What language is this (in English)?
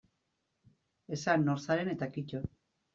Basque